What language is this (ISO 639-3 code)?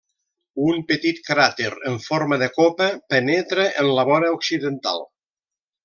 cat